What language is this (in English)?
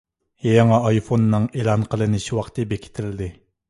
Uyghur